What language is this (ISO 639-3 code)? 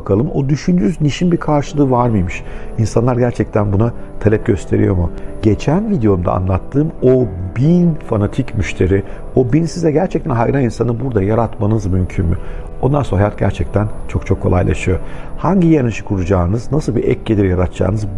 tur